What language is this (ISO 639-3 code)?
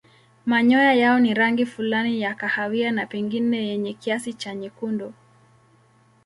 swa